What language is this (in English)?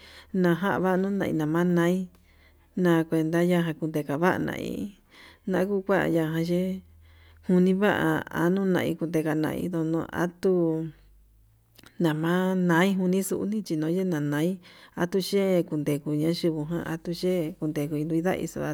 Yutanduchi Mixtec